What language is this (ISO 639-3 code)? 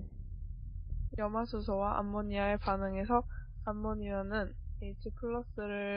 kor